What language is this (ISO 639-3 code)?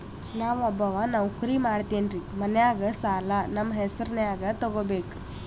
kan